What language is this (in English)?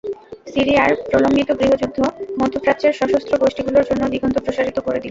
Bangla